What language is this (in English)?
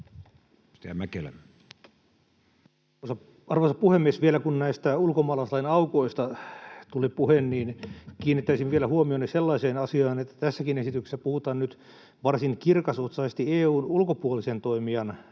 Finnish